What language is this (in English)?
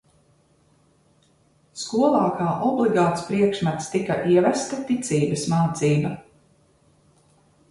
Latvian